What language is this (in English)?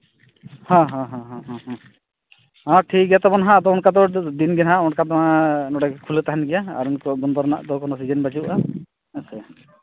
Santali